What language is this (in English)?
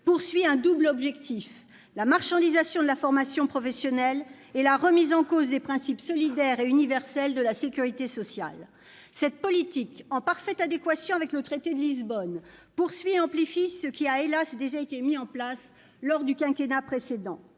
French